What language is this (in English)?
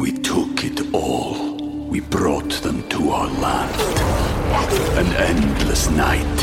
Punjabi